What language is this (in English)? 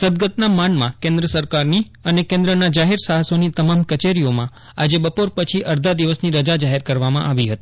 Gujarati